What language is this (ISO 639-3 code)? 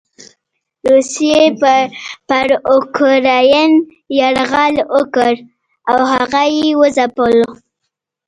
pus